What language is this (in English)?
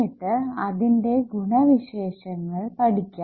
Malayalam